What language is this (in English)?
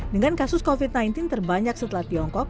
Indonesian